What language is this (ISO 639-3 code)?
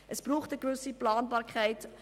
gsw